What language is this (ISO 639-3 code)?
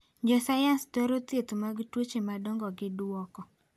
luo